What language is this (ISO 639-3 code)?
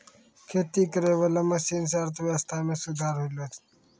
mai